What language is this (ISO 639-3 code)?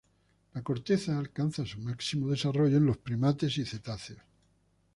spa